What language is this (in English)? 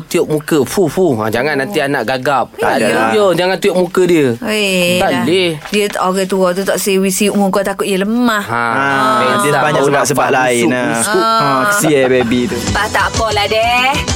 Malay